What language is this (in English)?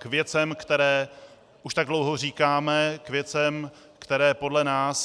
Czech